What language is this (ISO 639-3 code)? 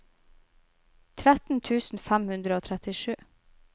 nor